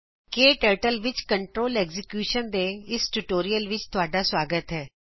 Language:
Punjabi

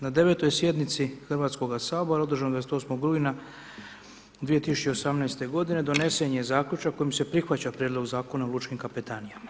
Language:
Croatian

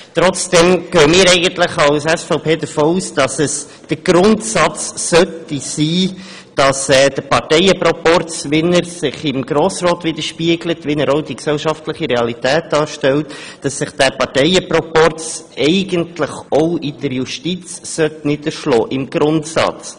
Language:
Swiss German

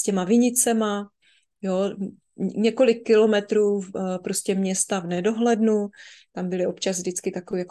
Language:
Czech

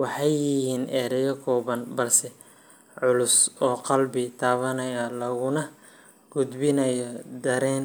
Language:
Somali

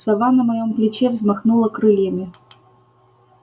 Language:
Russian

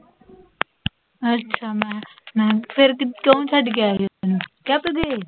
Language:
Punjabi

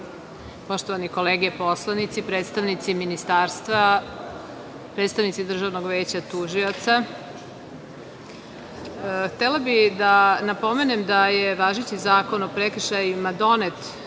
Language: Serbian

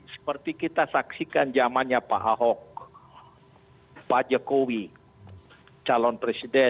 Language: Indonesian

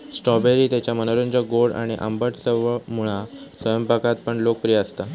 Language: Marathi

